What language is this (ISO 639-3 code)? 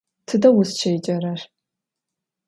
ady